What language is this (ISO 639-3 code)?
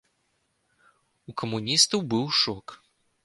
bel